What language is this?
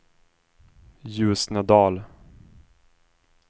Swedish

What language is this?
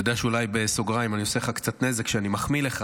Hebrew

